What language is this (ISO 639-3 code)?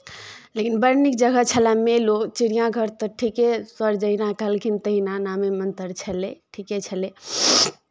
mai